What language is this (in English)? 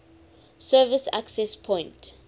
English